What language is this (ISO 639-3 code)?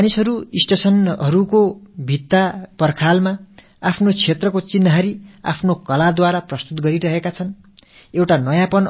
tam